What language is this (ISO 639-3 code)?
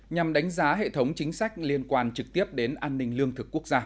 vie